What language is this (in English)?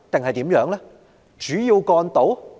Cantonese